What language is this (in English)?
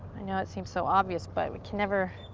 English